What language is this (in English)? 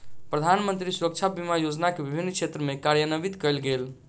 Maithili